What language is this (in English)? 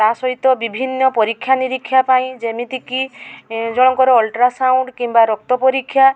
Odia